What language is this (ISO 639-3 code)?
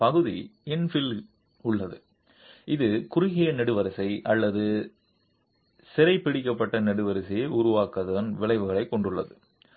tam